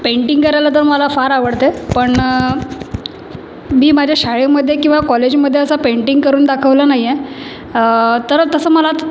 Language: Marathi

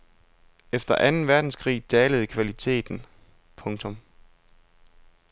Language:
Danish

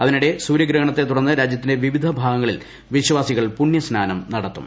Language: Malayalam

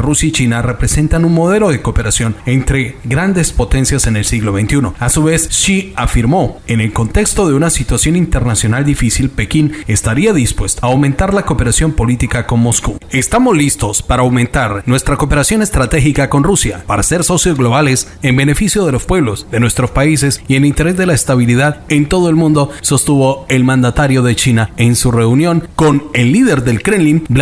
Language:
Spanish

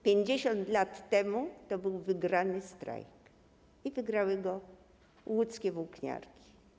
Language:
Polish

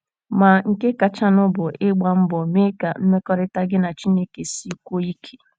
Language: Igbo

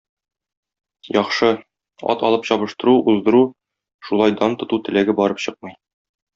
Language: Tatar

